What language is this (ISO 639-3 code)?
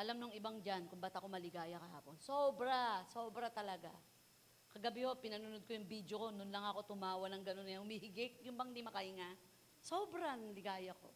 fil